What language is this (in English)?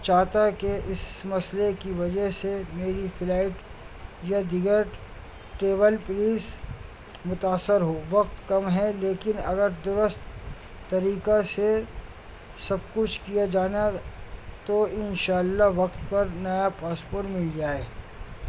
Urdu